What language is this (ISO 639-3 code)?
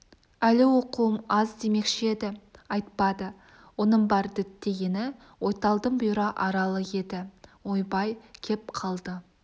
kaz